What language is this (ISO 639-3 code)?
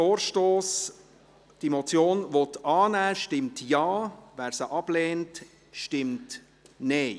gsw